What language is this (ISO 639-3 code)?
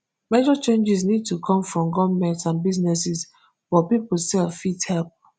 pcm